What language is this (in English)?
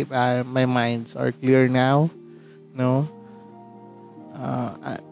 Filipino